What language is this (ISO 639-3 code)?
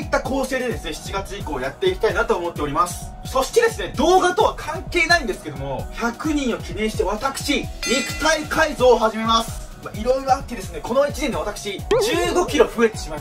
jpn